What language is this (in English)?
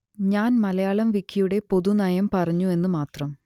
Malayalam